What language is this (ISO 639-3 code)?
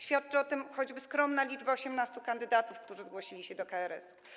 pol